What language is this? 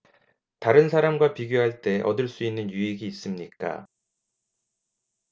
Korean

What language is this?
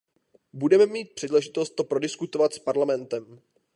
Czech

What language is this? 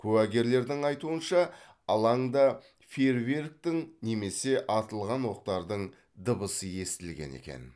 Kazakh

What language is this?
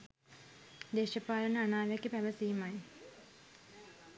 Sinhala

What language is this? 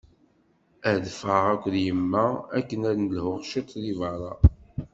Kabyle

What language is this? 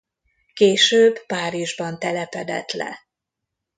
Hungarian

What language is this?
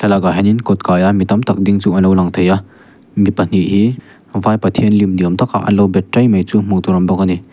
Mizo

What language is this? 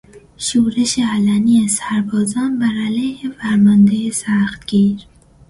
Persian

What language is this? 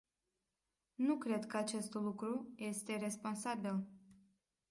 Romanian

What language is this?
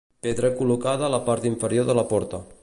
Catalan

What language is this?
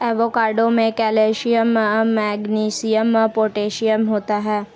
Hindi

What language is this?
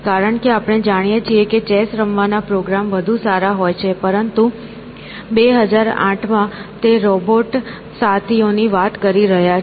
Gujarati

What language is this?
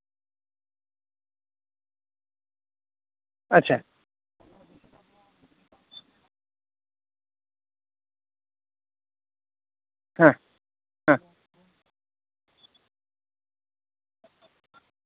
Santali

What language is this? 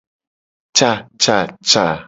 Gen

